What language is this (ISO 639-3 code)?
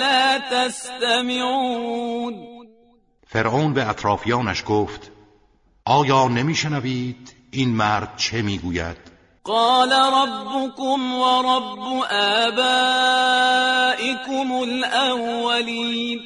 fas